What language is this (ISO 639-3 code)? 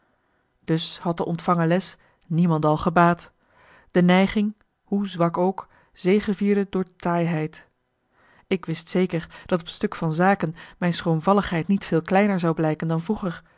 nld